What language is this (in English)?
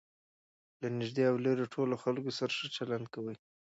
Pashto